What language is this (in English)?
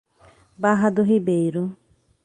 Portuguese